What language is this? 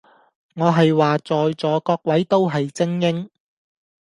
Cantonese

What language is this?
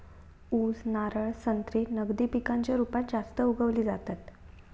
Marathi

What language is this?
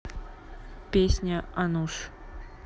Russian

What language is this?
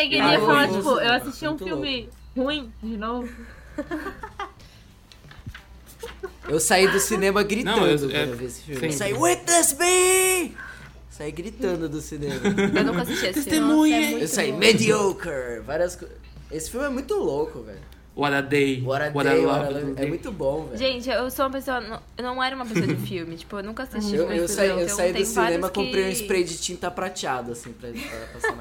Portuguese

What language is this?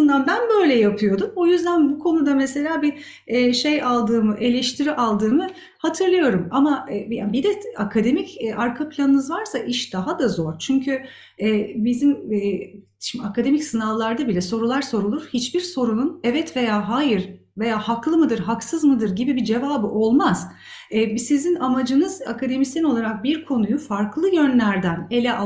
Turkish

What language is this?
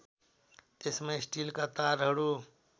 Nepali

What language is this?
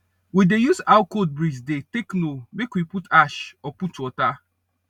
Nigerian Pidgin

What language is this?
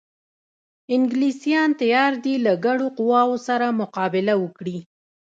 Pashto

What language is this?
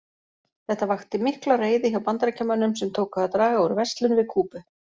Icelandic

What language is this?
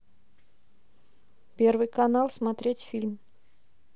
Russian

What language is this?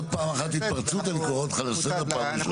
Hebrew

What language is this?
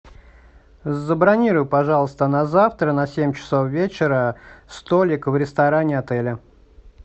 Russian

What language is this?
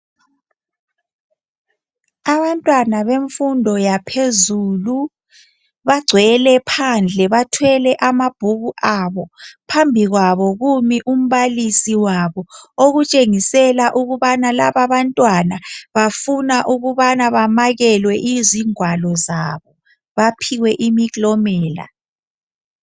North Ndebele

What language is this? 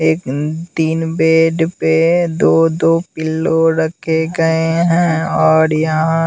Hindi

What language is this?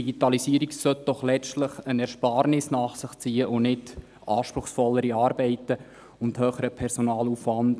Swiss German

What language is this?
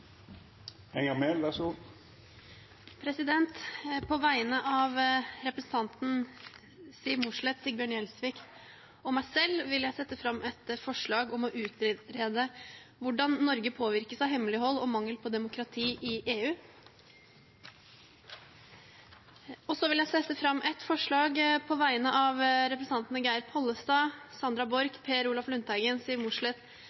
Norwegian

